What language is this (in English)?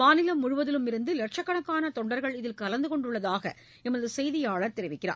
Tamil